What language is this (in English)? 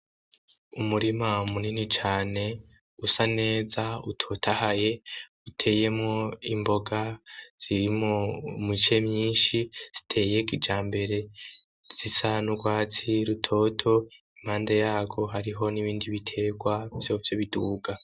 Rundi